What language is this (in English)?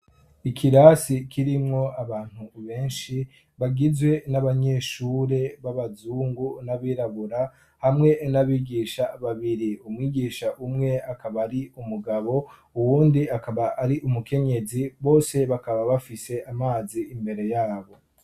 Rundi